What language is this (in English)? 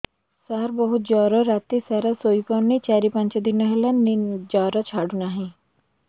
Odia